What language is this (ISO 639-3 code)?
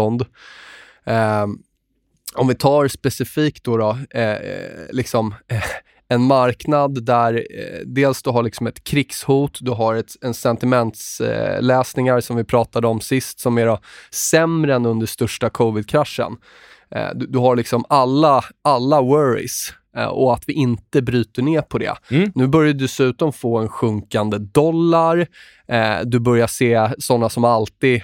swe